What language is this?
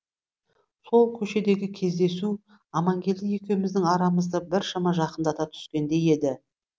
Kazakh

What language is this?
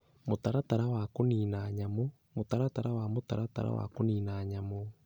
Kikuyu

